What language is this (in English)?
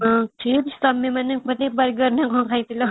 Odia